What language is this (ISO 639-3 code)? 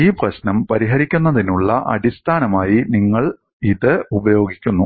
mal